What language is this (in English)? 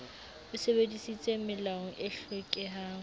Southern Sotho